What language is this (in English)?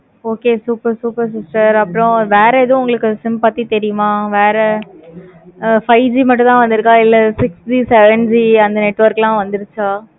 Tamil